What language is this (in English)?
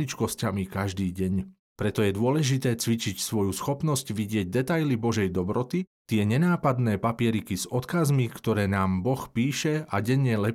Slovak